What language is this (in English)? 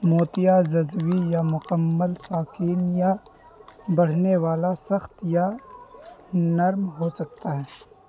Urdu